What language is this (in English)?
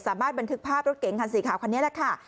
Thai